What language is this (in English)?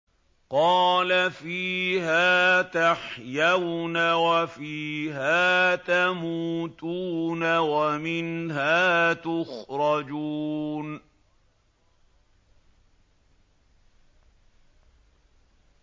Arabic